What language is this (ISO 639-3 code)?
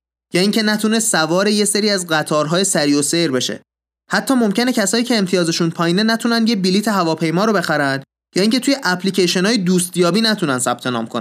fas